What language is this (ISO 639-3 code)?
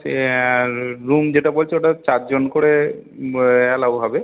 ben